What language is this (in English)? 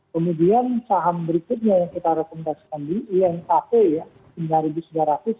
Indonesian